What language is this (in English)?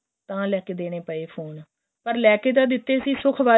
Punjabi